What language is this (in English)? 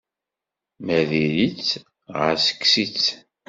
Kabyle